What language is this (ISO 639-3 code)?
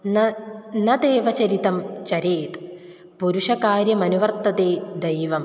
san